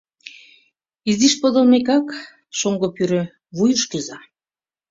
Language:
Mari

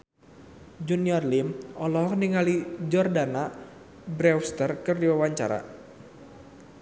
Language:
Sundanese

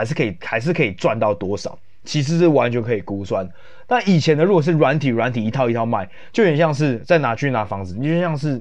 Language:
Chinese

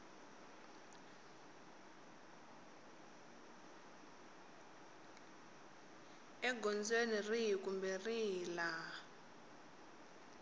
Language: Tsonga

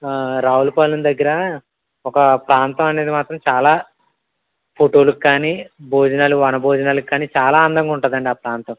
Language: Telugu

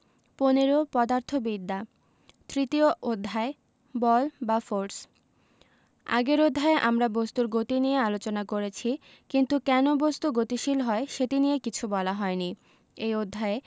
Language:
Bangla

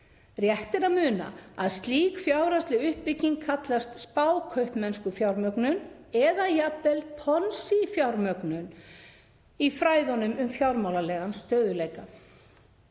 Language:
Icelandic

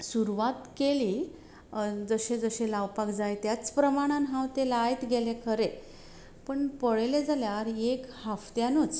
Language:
Konkani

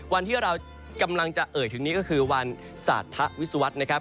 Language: Thai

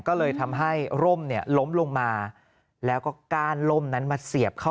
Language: Thai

